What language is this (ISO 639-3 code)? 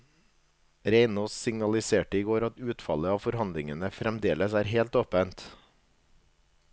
nor